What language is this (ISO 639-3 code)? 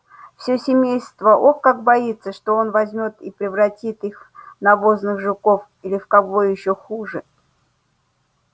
rus